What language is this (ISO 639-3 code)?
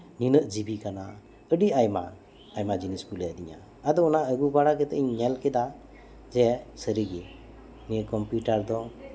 sat